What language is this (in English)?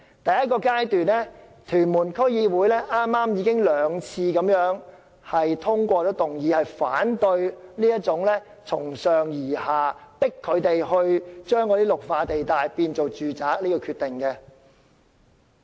Cantonese